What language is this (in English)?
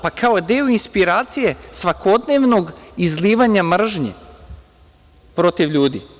Serbian